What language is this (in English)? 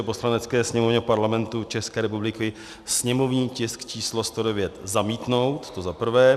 Czech